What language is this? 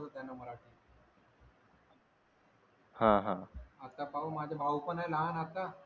Marathi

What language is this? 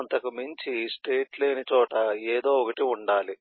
Telugu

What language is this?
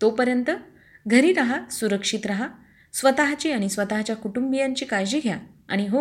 Marathi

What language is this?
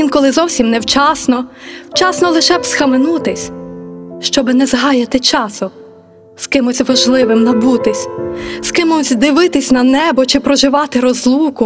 Ukrainian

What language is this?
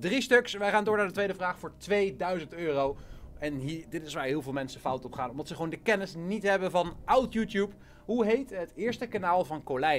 Dutch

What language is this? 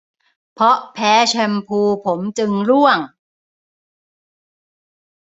Thai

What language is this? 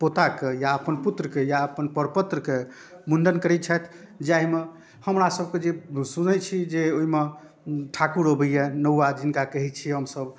Maithili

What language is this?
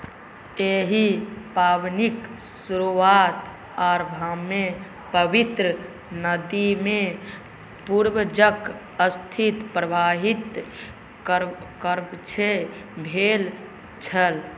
Maithili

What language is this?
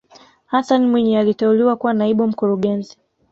Swahili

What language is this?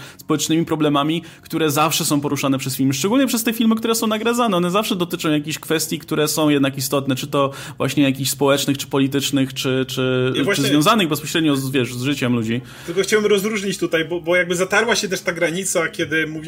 Polish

